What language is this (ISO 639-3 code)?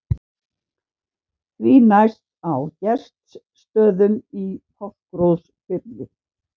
isl